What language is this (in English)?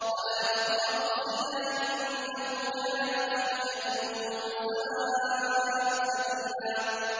Arabic